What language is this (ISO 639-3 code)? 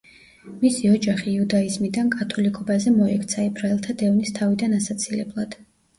kat